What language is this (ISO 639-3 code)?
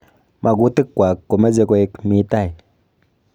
kln